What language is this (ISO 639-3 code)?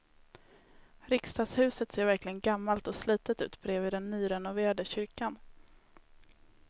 swe